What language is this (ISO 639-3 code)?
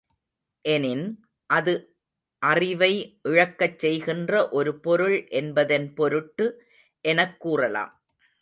tam